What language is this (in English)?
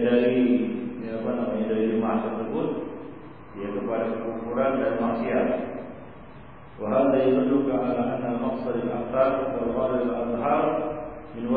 Malay